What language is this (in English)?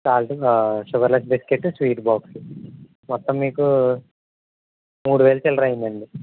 Telugu